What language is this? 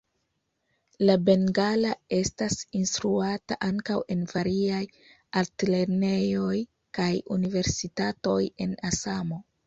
Esperanto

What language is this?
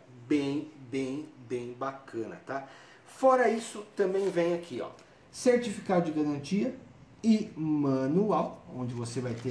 Portuguese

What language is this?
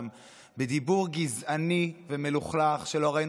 Hebrew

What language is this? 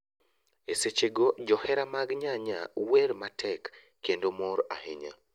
Luo (Kenya and Tanzania)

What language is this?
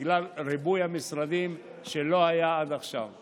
Hebrew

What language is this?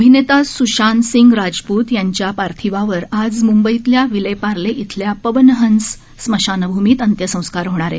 Marathi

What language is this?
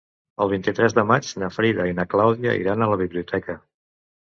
Catalan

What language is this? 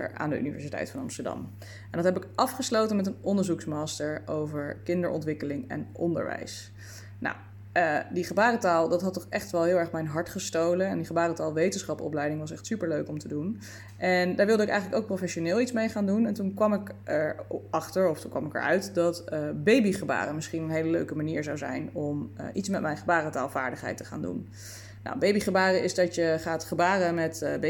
Dutch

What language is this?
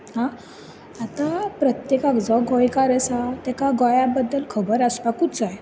Konkani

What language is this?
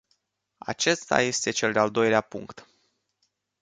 Romanian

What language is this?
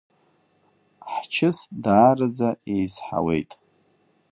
Abkhazian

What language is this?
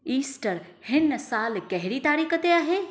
Sindhi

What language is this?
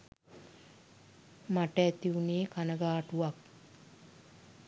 Sinhala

